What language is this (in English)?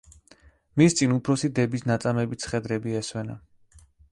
Georgian